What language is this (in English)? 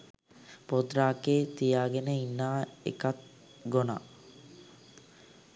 Sinhala